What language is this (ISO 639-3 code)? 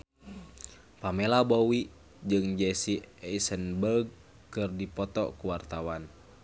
sun